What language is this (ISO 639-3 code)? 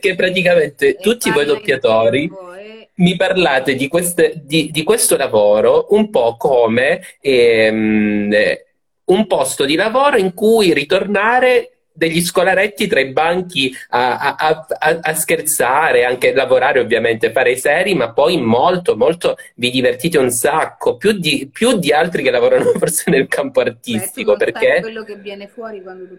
ita